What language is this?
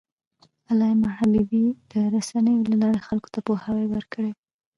Pashto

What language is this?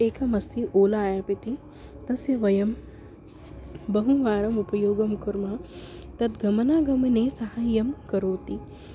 Sanskrit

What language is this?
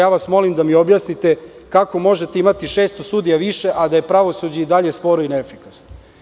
Serbian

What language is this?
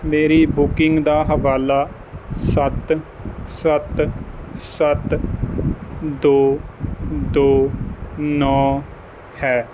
Punjabi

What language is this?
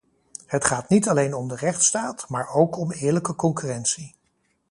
Dutch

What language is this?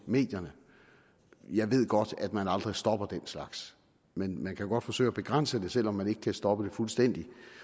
Danish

